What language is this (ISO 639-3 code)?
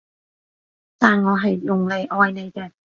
yue